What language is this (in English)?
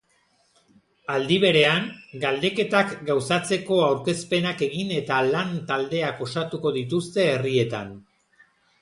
Basque